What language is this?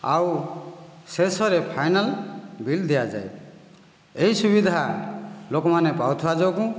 Odia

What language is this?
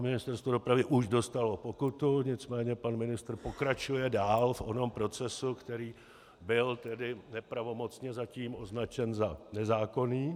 Czech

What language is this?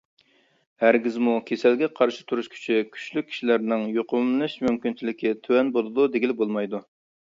Uyghur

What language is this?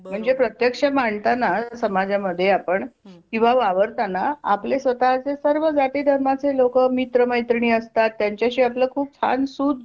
Marathi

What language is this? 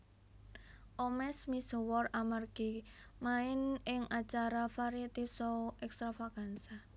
Javanese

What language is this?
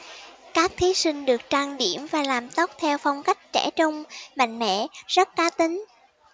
Vietnamese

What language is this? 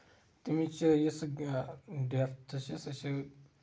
Kashmiri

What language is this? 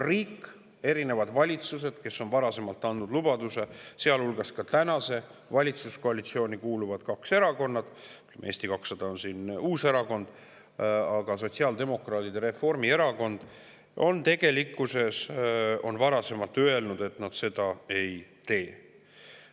Estonian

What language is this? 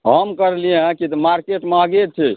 Maithili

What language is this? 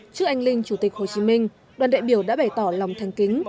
Vietnamese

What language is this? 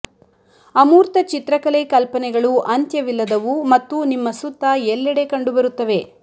Kannada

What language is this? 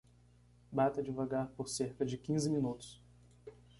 Portuguese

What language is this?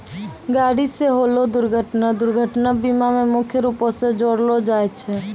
Maithili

